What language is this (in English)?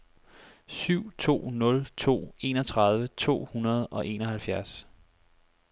Danish